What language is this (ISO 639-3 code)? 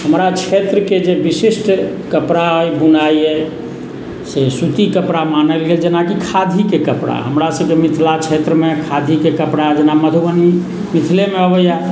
mai